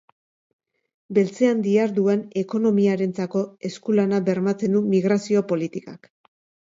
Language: Basque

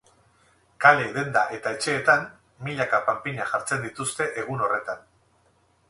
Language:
Basque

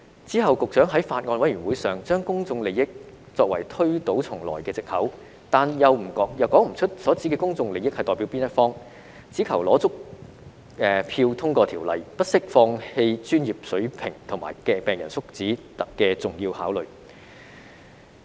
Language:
Cantonese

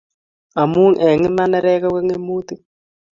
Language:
Kalenjin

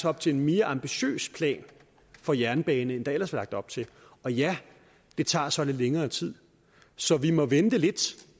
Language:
Danish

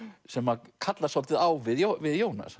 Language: Icelandic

